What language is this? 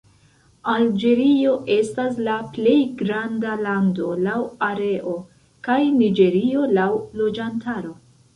Esperanto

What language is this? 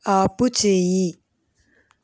Telugu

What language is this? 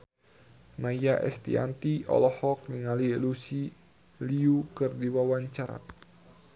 Sundanese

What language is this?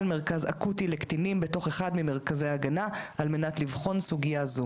Hebrew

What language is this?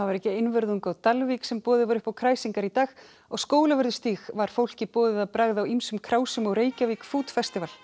Icelandic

